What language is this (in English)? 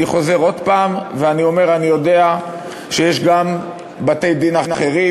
Hebrew